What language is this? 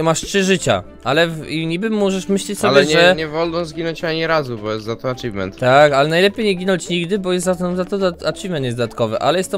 Polish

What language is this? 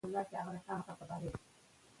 Pashto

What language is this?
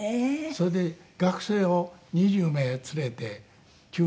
Japanese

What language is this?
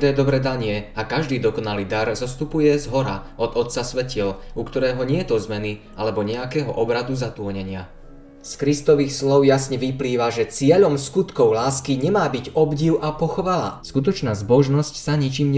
Slovak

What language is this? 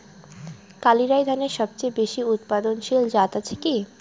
Bangla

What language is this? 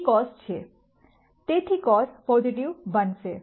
Gujarati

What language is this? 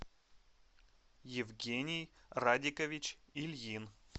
Russian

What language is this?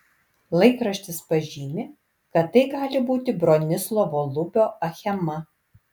Lithuanian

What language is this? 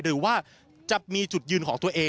Thai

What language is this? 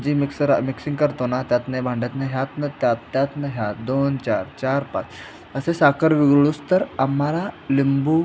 Marathi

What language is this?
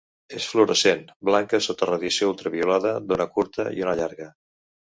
Catalan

